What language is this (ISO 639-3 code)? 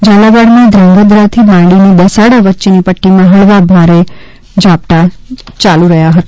guj